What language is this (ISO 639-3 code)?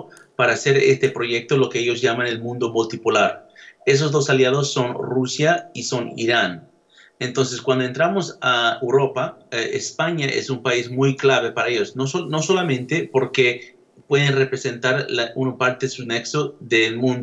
spa